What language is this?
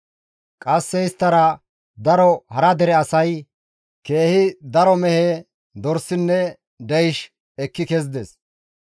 Gamo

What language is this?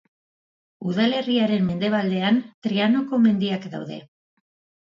Basque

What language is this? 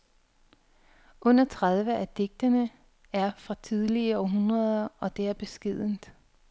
Danish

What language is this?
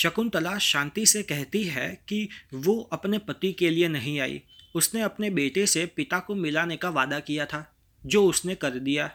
Hindi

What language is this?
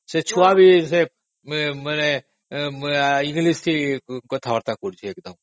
Odia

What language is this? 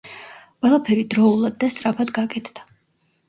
Georgian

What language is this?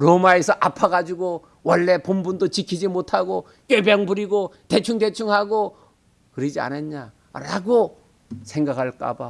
Korean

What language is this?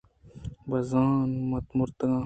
Eastern Balochi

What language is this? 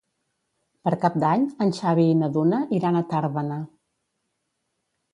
Catalan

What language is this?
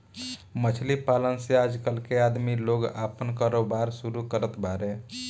Bhojpuri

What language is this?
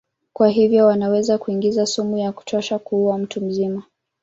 Swahili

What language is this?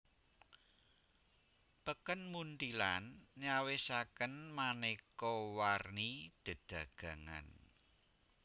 Javanese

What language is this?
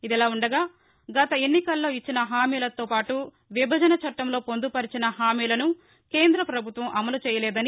Telugu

